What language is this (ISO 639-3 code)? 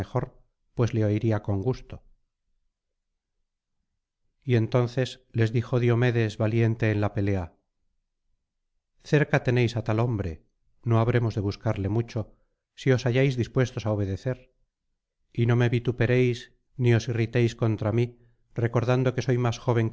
spa